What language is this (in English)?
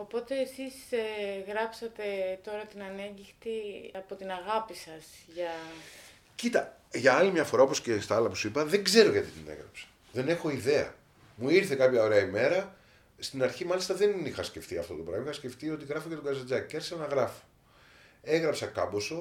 Greek